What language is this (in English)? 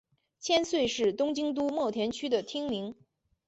Chinese